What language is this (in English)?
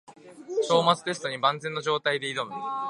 Japanese